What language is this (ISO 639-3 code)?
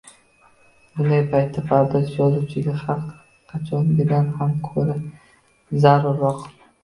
uzb